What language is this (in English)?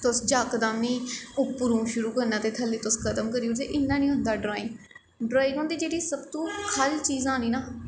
Dogri